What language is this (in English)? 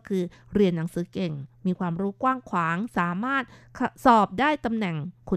Thai